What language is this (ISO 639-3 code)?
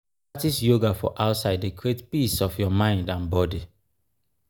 pcm